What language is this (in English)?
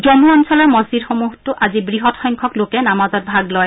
Assamese